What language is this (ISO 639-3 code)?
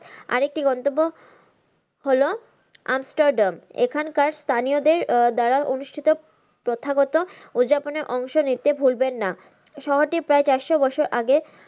ben